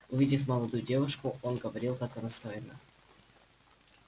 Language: Russian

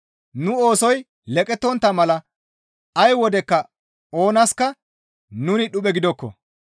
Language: Gamo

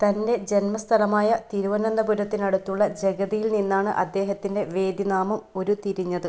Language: Malayalam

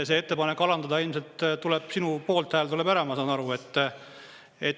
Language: Estonian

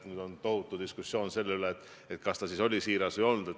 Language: Estonian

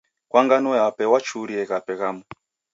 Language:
Taita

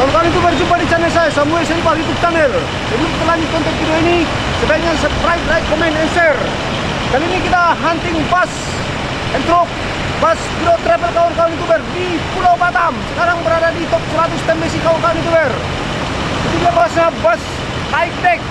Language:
Sundanese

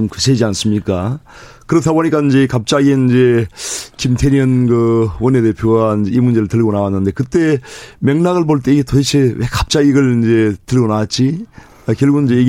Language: Korean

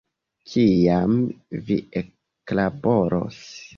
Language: Esperanto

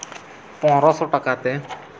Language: Santali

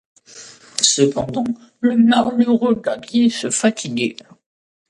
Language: French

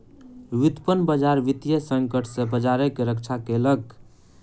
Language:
Maithili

